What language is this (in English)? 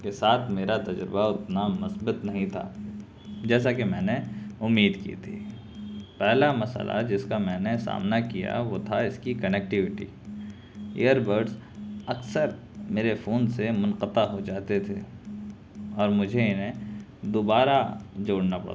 Urdu